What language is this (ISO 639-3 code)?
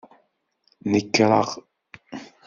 kab